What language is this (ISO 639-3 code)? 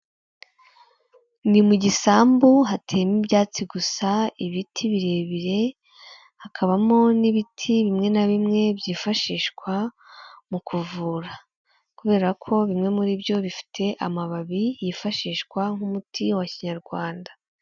kin